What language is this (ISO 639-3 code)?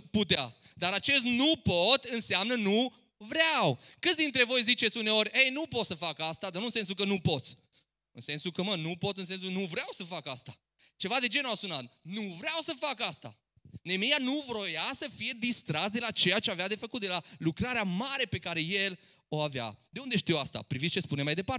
ron